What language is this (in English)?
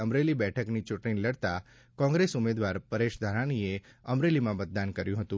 Gujarati